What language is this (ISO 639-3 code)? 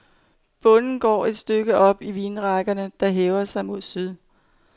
dan